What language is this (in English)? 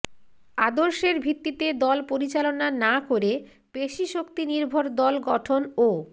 Bangla